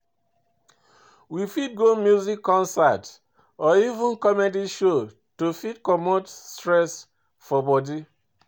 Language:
Nigerian Pidgin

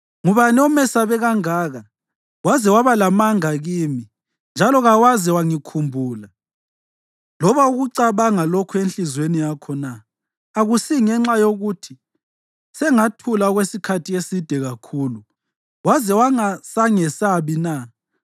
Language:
North Ndebele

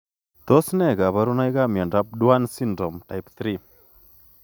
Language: Kalenjin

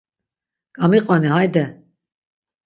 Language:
Laz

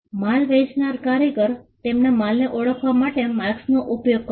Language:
Gujarati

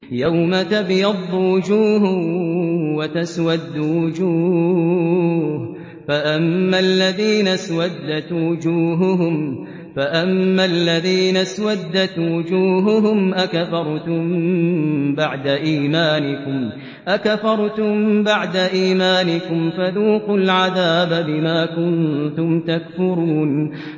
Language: Arabic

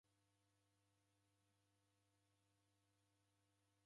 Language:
Taita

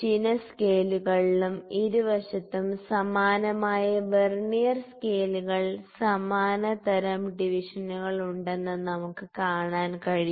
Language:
Malayalam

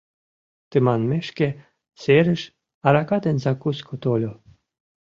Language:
Mari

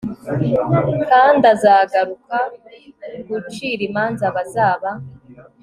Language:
Kinyarwanda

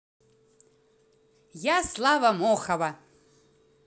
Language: Russian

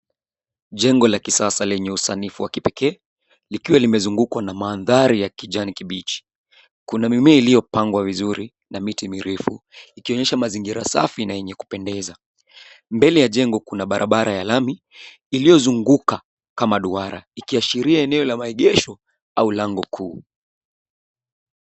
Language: Swahili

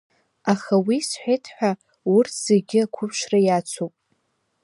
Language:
Abkhazian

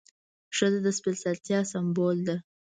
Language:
Pashto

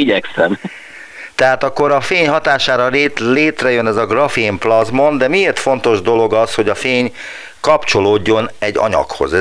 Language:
Hungarian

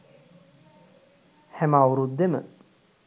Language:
Sinhala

